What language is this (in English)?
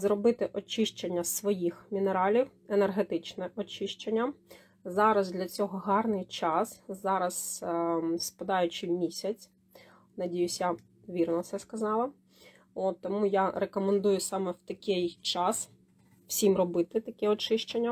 Ukrainian